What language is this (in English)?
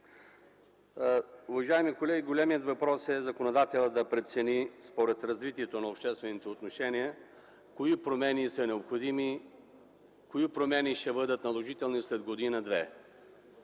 Bulgarian